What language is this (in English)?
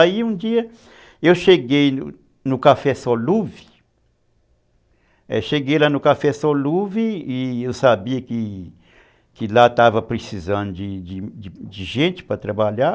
Portuguese